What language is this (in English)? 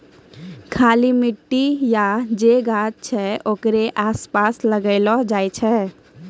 Maithili